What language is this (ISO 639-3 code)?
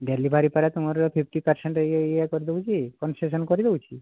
ori